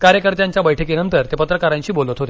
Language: Marathi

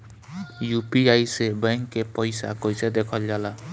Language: Bhojpuri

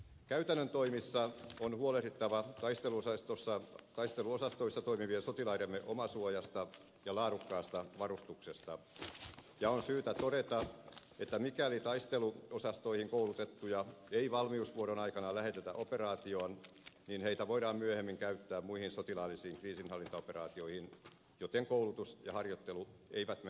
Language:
Finnish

